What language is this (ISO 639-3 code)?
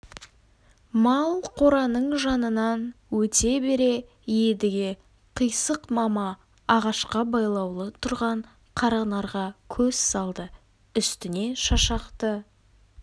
kaz